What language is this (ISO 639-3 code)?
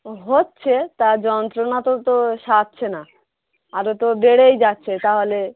ben